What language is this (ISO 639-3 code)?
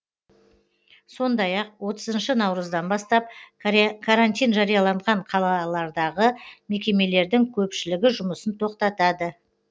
kaz